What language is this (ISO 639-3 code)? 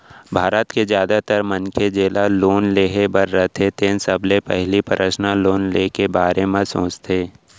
hne